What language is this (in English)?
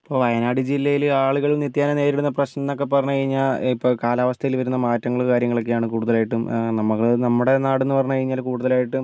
Malayalam